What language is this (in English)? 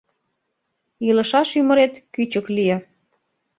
Mari